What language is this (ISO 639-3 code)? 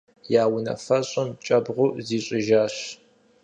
kbd